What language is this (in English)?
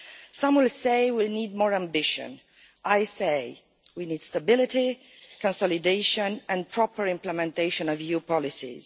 English